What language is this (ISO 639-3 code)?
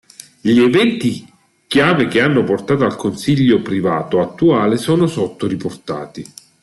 ita